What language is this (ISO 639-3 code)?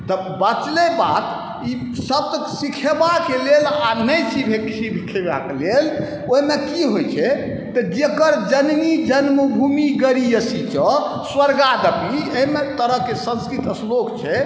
mai